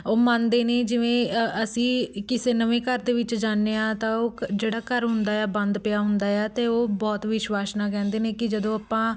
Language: Punjabi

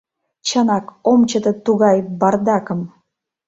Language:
Mari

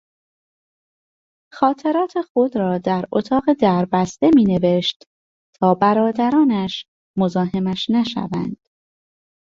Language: Persian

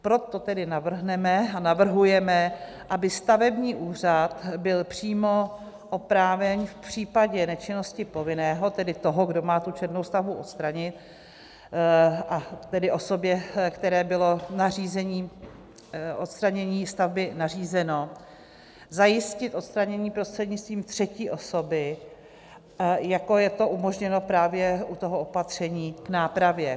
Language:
Czech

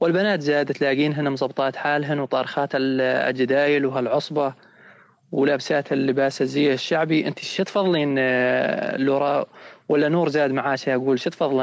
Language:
Arabic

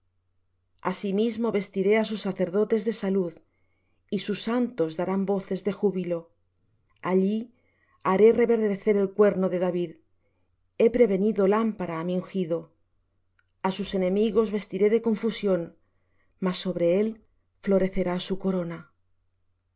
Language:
Spanish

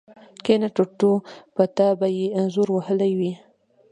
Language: Pashto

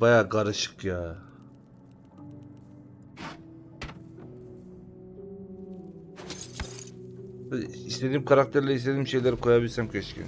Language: Turkish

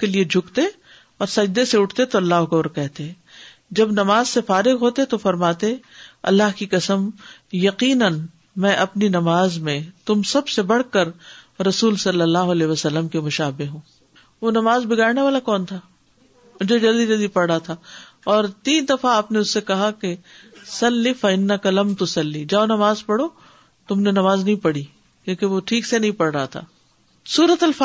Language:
Urdu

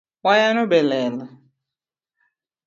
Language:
Luo (Kenya and Tanzania)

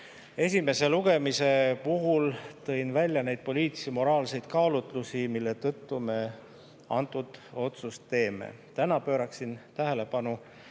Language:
Estonian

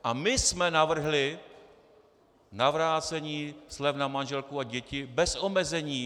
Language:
Czech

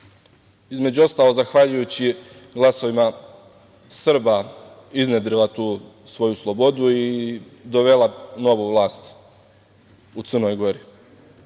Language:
Serbian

